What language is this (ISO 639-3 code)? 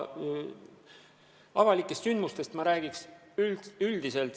est